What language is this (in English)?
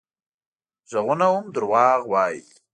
Pashto